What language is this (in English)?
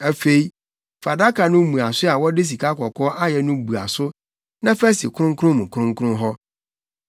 Akan